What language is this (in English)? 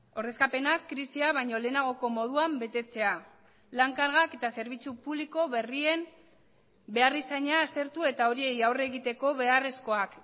Basque